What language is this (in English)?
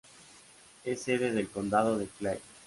Spanish